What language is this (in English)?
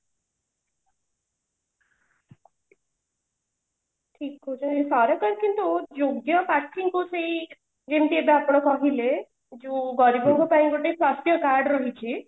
Odia